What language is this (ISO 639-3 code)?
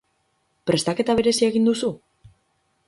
eus